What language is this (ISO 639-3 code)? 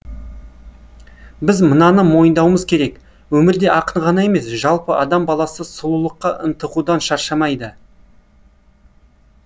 kaz